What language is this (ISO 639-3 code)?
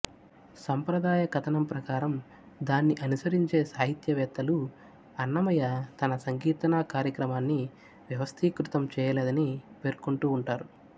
tel